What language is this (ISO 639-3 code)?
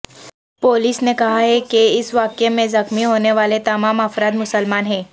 urd